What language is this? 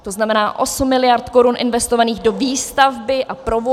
Czech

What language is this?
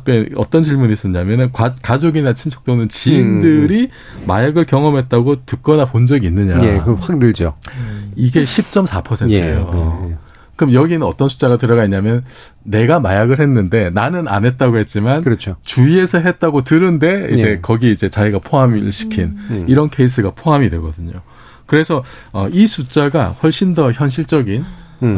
Korean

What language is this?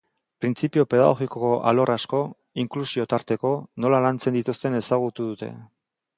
Basque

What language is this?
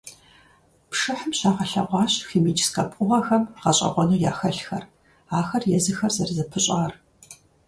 Kabardian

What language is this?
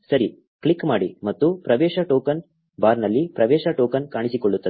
Kannada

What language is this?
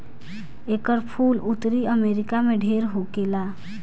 Bhojpuri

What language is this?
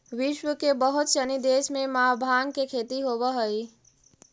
Magahi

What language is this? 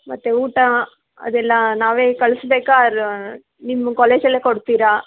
Kannada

